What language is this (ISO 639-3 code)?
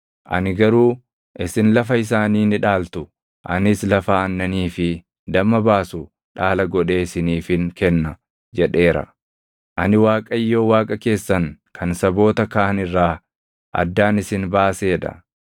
orm